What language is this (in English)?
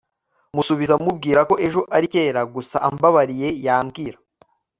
Kinyarwanda